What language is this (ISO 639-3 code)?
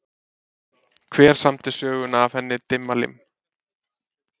isl